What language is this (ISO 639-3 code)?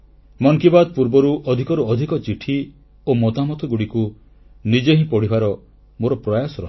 ori